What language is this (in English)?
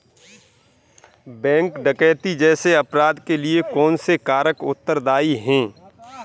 Hindi